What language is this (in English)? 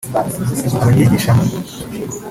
Kinyarwanda